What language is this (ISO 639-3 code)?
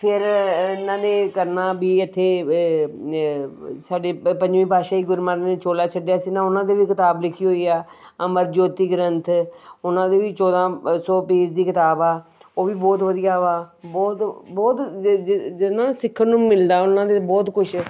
pan